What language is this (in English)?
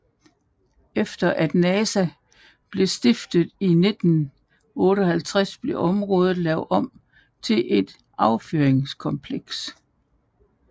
Danish